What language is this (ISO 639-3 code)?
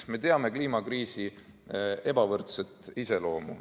est